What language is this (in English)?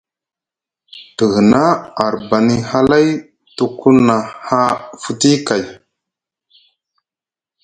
Musgu